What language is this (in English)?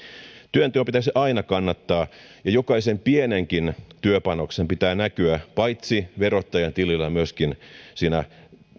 Finnish